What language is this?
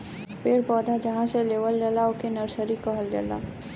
Bhojpuri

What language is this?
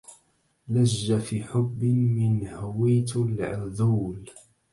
Arabic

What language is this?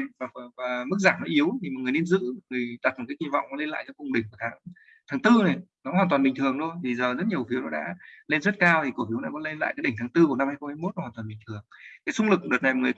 Vietnamese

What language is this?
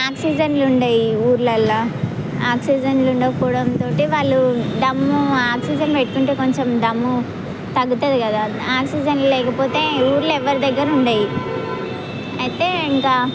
Telugu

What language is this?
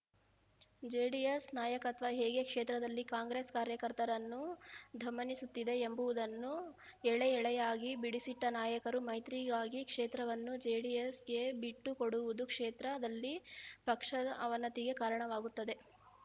Kannada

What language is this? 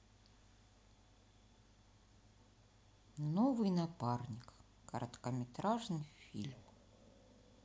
Russian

